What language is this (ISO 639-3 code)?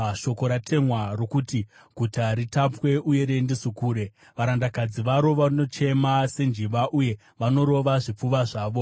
sna